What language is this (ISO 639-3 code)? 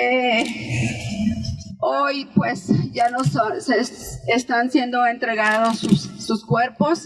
spa